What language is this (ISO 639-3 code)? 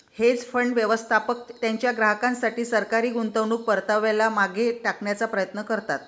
mar